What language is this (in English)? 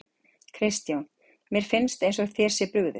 Icelandic